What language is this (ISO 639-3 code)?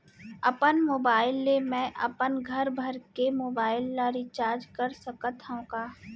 hne